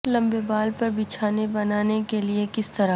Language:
Urdu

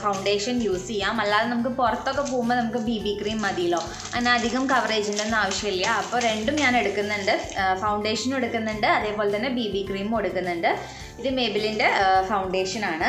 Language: English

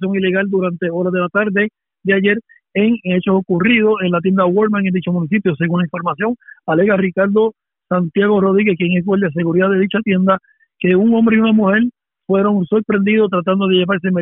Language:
Spanish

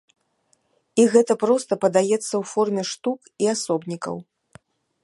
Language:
Belarusian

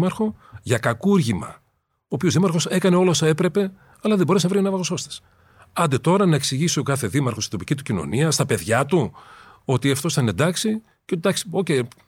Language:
Greek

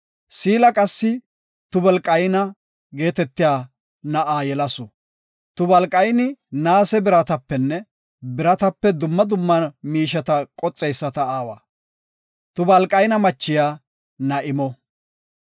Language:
Gofa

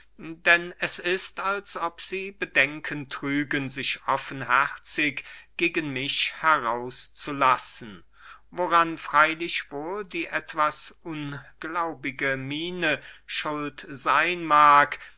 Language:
German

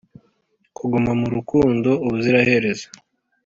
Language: Kinyarwanda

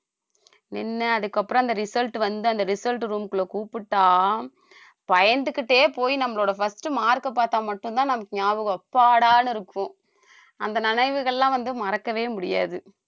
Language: Tamil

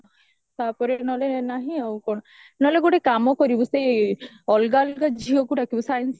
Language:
Odia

